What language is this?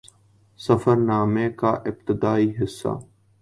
Urdu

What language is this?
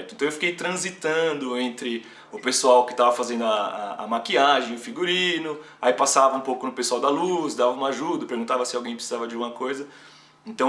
Portuguese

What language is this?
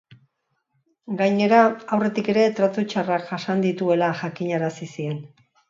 Basque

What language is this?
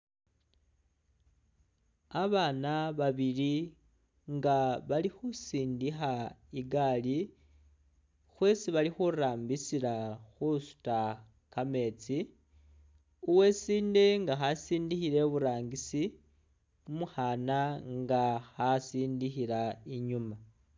Masaaba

